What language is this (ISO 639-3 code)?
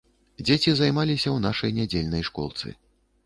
bel